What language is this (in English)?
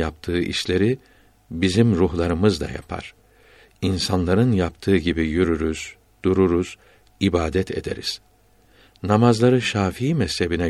Turkish